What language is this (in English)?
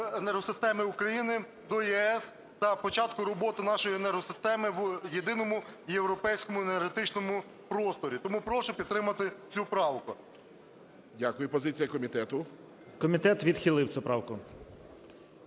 Ukrainian